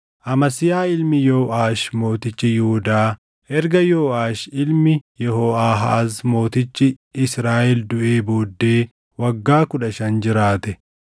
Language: Oromo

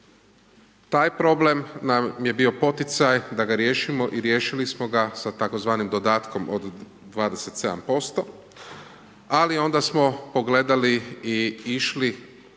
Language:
Croatian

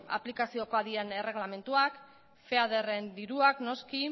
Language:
Basque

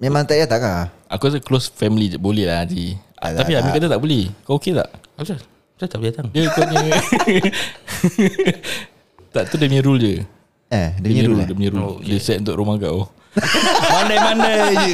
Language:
Malay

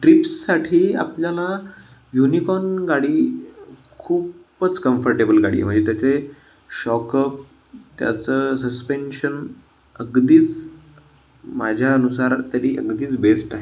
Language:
Marathi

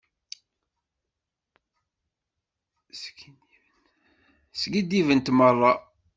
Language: Kabyle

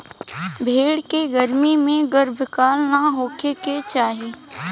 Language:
Bhojpuri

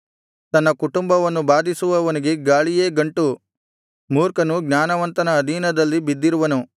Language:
Kannada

